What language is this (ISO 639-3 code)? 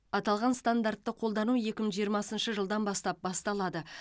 kaz